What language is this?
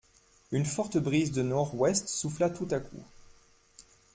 French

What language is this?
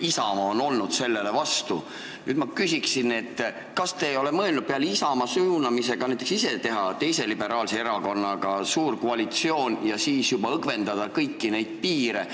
Estonian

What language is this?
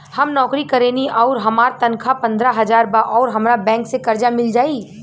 Bhojpuri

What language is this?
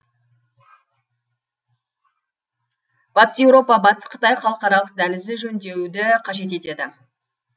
Kazakh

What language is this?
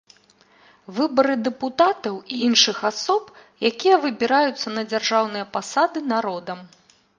Belarusian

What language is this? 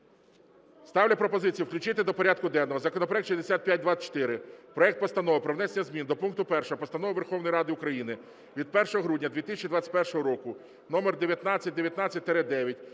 Ukrainian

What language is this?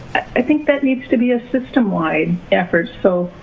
English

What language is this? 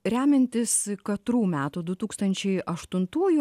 Lithuanian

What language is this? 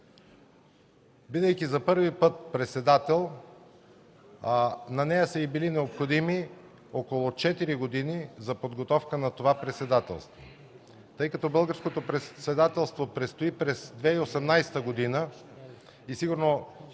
Bulgarian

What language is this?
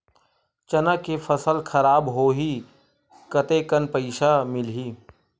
Chhattisgarhi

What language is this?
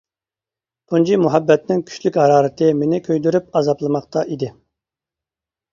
Uyghur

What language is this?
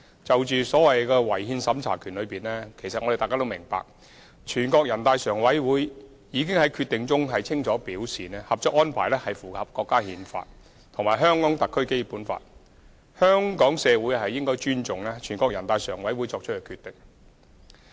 Cantonese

